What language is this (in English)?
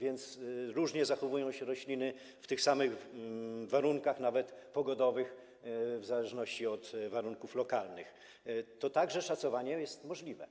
Polish